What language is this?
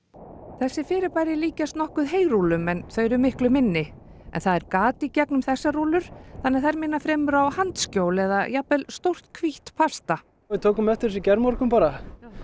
Icelandic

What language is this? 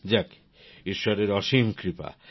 Bangla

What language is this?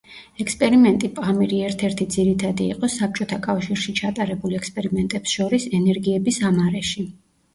Georgian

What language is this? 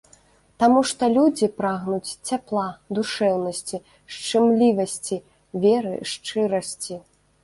Belarusian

